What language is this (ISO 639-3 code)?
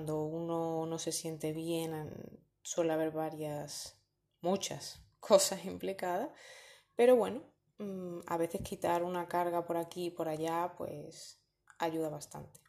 spa